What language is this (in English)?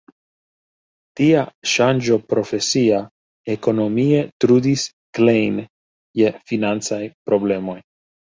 Esperanto